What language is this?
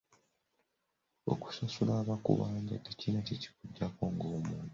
Ganda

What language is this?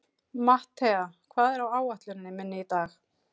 Icelandic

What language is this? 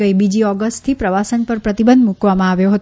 Gujarati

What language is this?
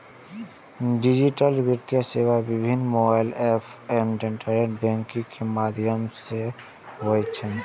Maithili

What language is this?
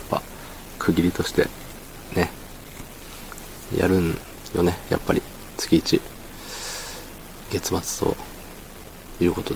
Japanese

